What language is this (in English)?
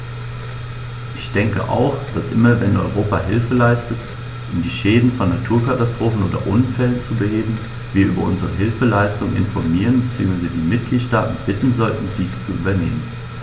German